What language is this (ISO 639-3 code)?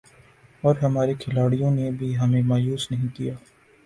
urd